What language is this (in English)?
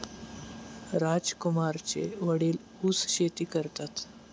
Marathi